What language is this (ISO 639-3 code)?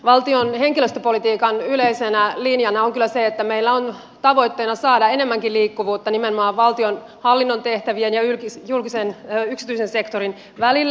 fin